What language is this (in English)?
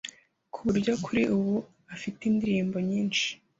Kinyarwanda